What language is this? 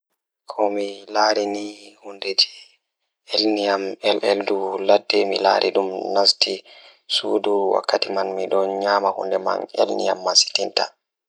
Fula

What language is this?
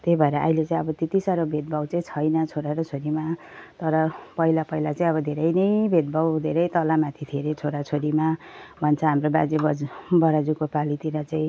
Nepali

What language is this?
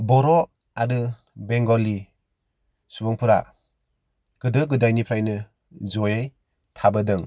Bodo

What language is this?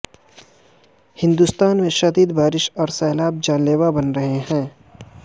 Urdu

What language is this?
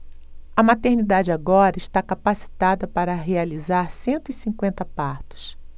Portuguese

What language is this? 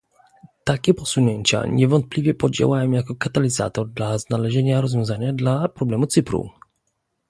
Polish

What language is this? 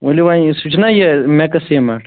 Kashmiri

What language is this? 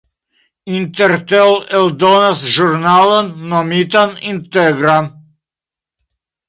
Esperanto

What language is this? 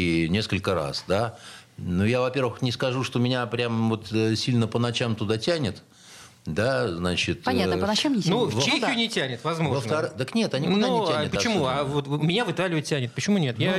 Russian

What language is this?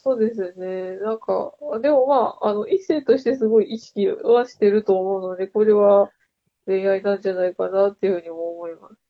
Japanese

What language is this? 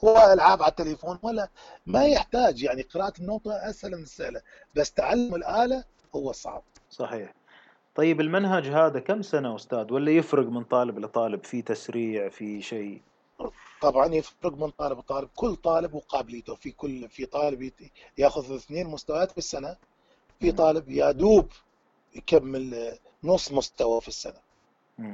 Arabic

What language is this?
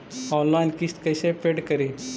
Magahi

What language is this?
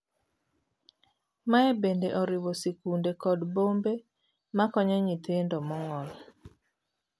Luo (Kenya and Tanzania)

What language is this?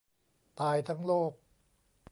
Thai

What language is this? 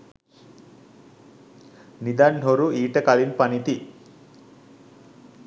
Sinhala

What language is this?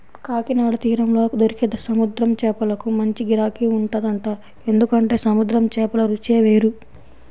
Telugu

